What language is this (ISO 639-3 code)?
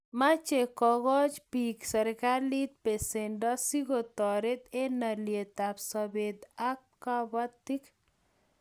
kln